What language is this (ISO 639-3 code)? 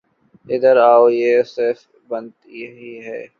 urd